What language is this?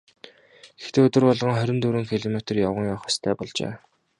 Mongolian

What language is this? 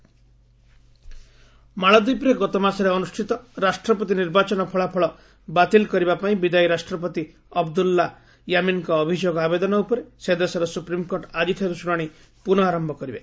Odia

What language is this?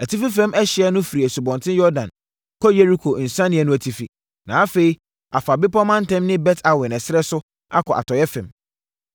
Akan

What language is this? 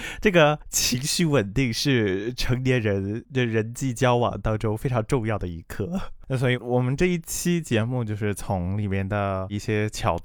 Chinese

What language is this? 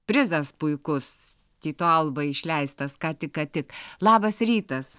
Lithuanian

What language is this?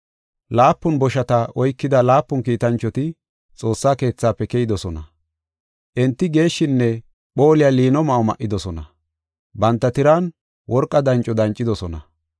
Gofa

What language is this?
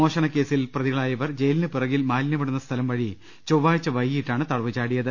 Malayalam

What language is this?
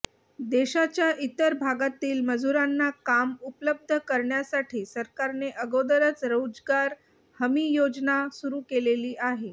Marathi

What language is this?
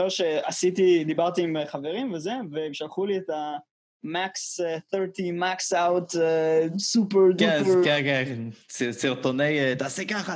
Hebrew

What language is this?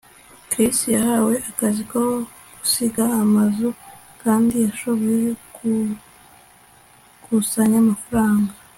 Kinyarwanda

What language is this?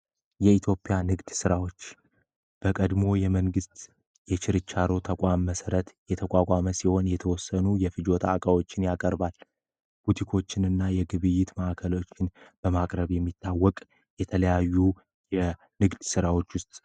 Amharic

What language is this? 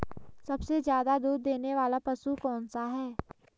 Hindi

